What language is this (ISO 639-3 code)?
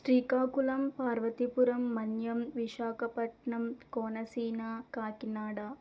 tel